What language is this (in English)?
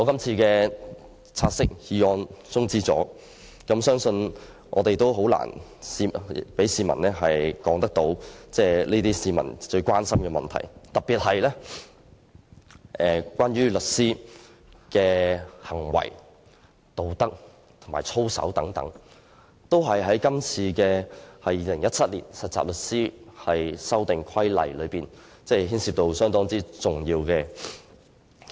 Cantonese